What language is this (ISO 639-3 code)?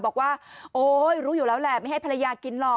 tha